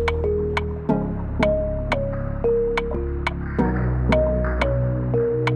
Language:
English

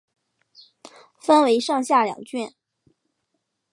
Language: Chinese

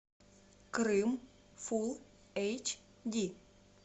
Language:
Russian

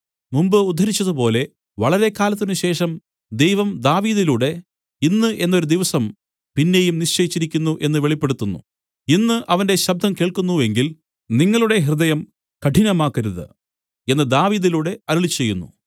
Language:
Malayalam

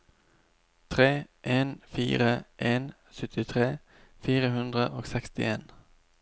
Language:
Norwegian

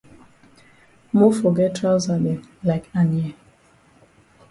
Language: Cameroon Pidgin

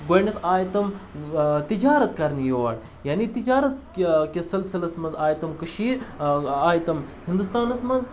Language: Kashmiri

